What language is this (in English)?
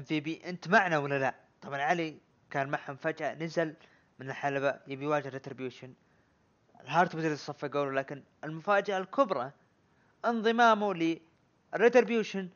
Arabic